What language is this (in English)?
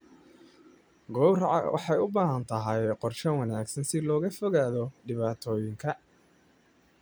Somali